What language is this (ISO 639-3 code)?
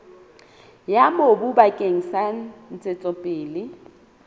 sot